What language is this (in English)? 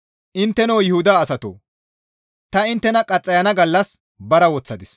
Gamo